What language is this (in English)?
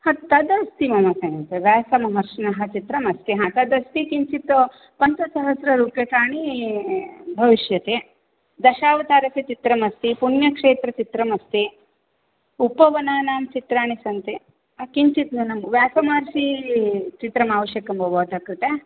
Sanskrit